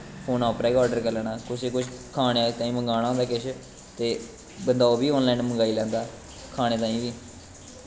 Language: Dogri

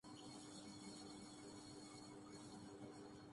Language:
Urdu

